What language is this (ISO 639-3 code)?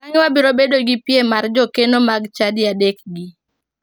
luo